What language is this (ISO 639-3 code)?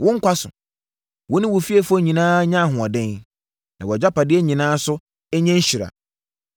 aka